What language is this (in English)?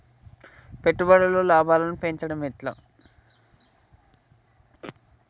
Telugu